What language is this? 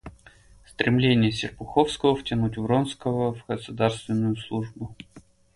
Russian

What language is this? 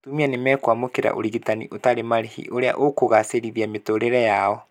Kikuyu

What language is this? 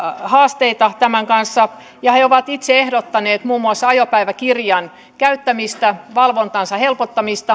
Finnish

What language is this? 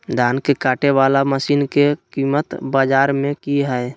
Magahi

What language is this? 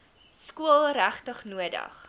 Afrikaans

